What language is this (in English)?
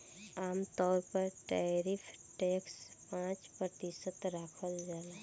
Bhojpuri